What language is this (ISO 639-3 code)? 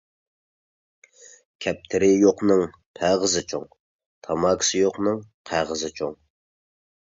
uig